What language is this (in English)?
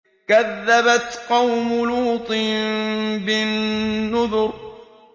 Arabic